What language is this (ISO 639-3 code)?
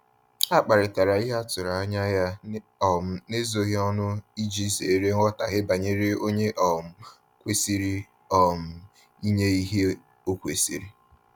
ibo